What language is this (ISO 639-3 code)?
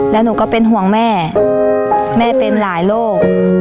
tha